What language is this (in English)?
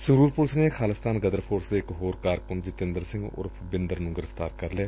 Punjabi